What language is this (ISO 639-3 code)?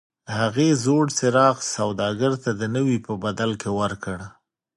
pus